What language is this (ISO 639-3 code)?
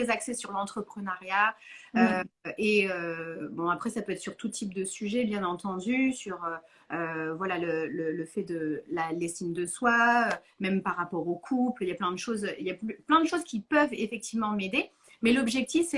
fra